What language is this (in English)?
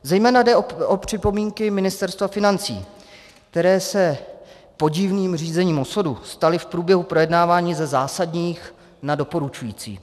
Czech